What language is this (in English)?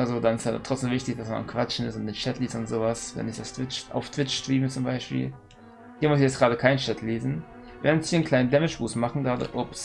German